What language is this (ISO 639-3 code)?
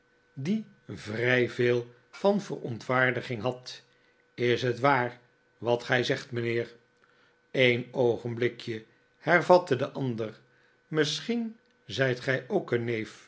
nld